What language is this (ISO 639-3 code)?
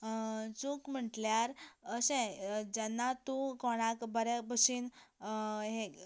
kok